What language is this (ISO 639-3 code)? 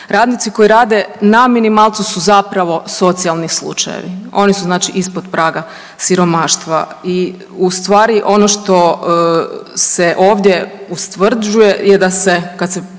hrv